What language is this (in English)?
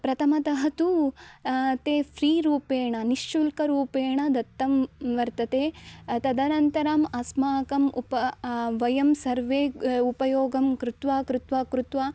Sanskrit